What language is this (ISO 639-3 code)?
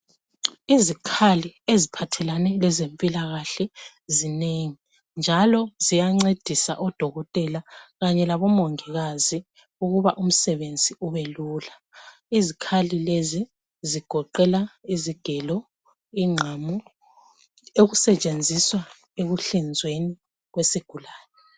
nde